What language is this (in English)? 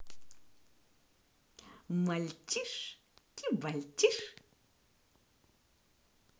Russian